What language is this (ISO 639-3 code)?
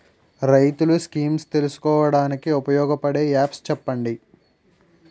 tel